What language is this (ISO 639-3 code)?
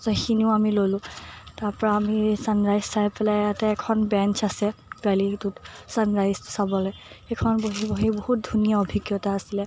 asm